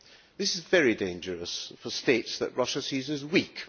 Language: English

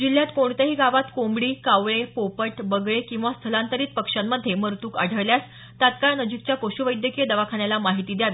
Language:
Marathi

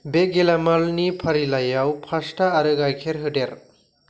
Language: Bodo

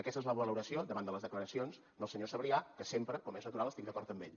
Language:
Catalan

